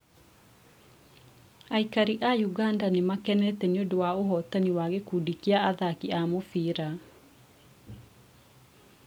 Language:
Kikuyu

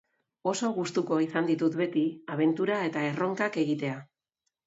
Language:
Basque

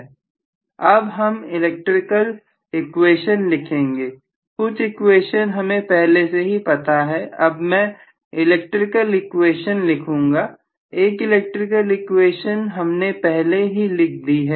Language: Hindi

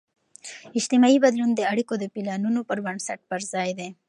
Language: Pashto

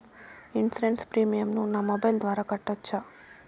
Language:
Telugu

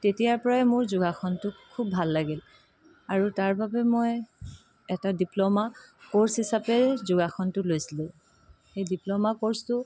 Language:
Assamese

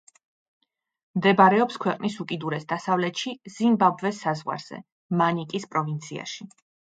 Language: Georgian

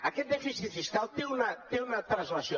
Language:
Catalan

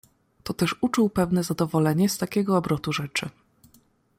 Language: Polish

